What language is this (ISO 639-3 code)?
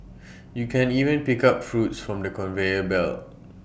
eng